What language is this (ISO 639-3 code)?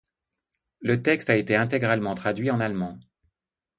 fra